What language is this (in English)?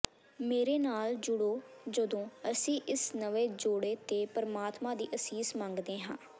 Punjabi